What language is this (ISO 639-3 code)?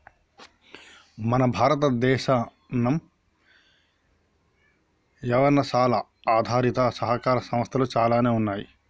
tel